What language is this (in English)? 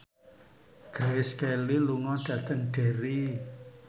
Javanese